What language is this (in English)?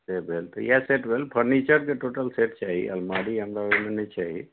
Maithili